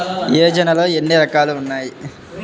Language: Telugu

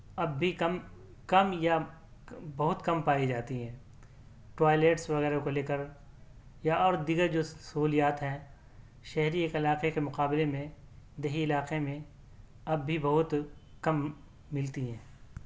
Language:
Urdu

